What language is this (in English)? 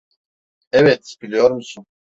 Turkish